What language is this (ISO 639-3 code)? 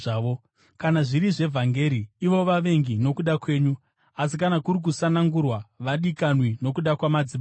sna